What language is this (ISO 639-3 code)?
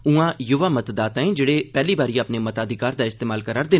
doi